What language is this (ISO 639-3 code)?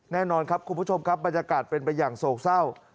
tha